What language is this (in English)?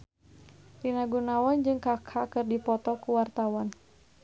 Sundanese